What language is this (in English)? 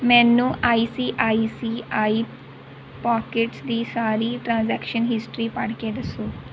Punjabi